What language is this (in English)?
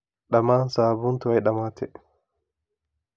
Somali